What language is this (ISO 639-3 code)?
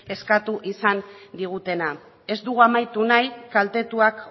eus